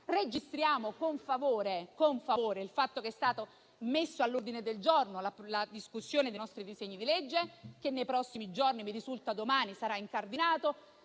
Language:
Italian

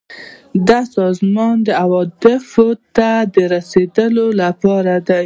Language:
Pashto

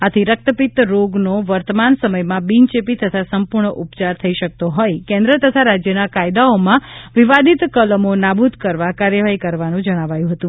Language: Gujarati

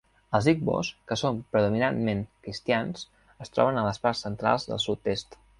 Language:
Catalan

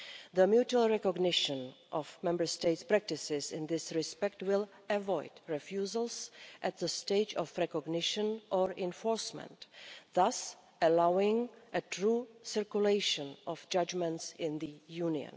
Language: English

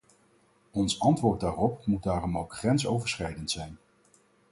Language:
Dutch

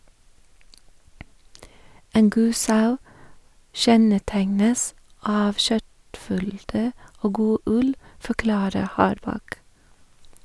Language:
Norwegian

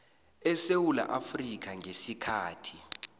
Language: South Ndebele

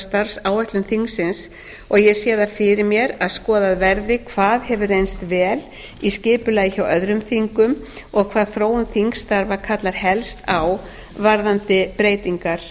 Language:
Icelandic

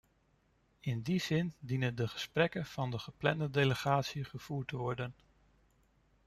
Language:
Dutch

